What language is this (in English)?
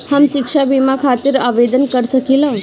Bhojpuri